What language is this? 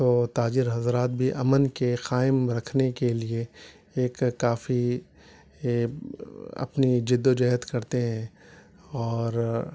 Urdu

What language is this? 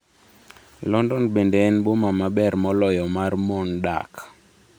Luo (Kenya and Tanzania)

